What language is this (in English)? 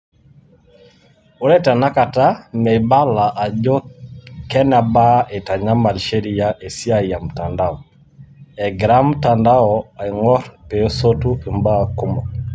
Masai